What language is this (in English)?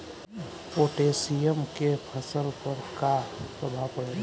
Bhojpuri